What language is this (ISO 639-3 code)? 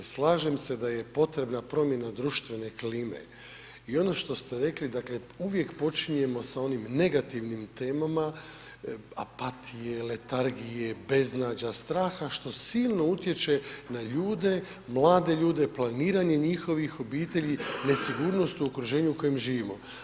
hrv